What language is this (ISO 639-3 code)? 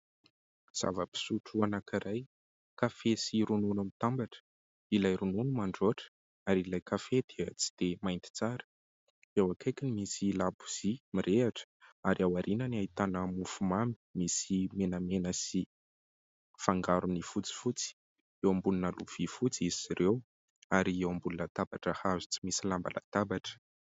mlg